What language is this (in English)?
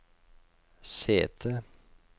Norwegian